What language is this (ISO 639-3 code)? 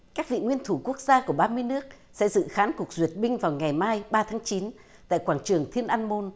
vie